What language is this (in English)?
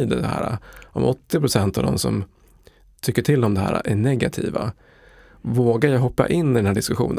Swedish